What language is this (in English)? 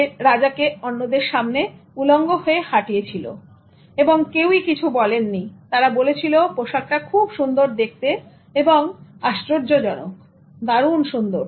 Bangla